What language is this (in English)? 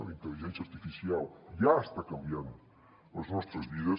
Catalan